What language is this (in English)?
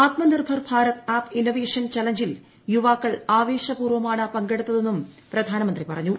Malayalam